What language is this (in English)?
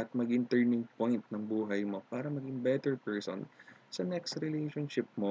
Filipino